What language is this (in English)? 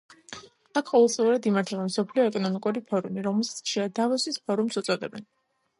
Georgian